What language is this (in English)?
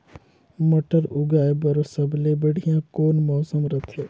Chhattisgarhi